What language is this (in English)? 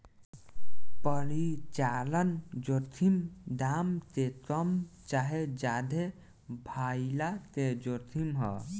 Bhojpuri